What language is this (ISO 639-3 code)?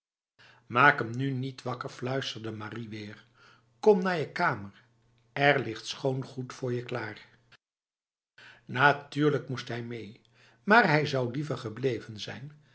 nld